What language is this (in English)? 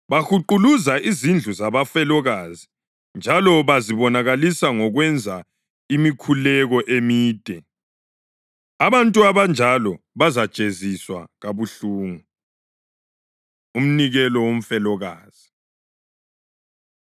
North Ndebele